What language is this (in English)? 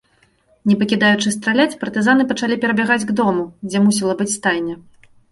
Belarusian